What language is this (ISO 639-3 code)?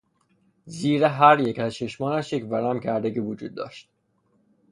fas